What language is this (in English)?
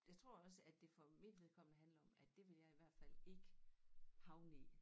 Danish